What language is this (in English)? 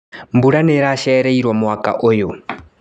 Kikuyu